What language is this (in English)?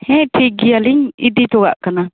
Santali